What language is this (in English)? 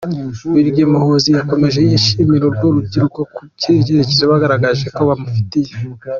Kinyarwanda